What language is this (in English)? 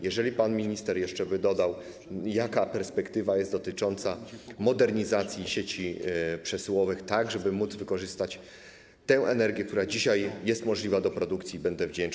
Polish